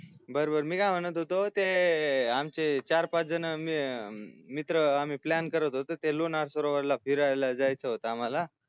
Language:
Marathi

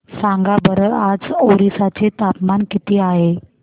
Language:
Marathi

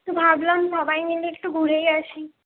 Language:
Bangla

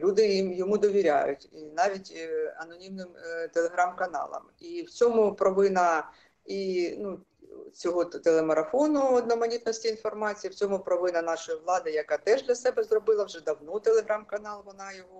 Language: Ukrainian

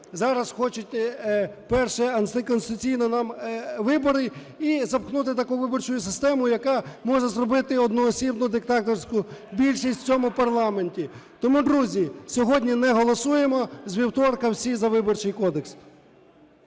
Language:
Ukrainian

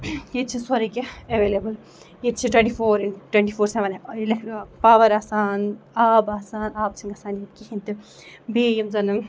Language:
Kashmiri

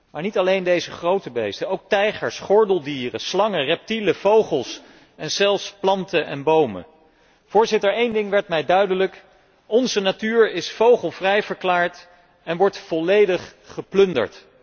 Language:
Dutch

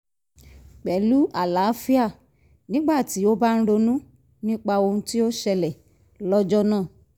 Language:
Yoruba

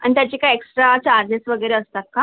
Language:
Marathi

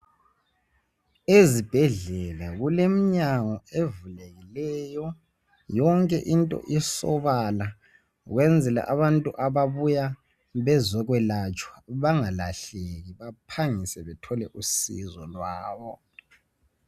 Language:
North Ndebele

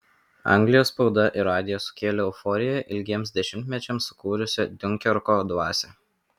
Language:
Lithuanian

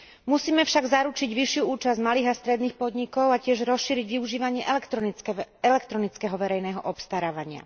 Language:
Slovak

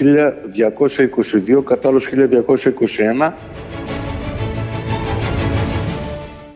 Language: Greek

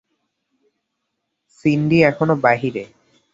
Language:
Bangla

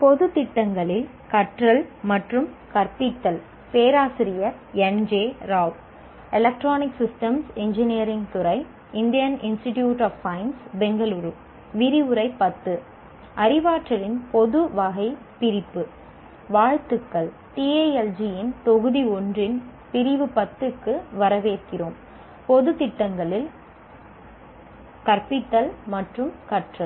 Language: Tamil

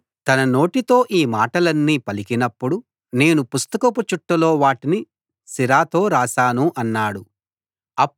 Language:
Telugu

